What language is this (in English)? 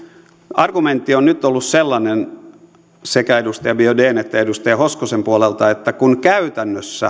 Finnish